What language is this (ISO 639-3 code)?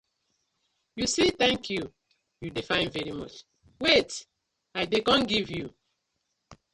pcm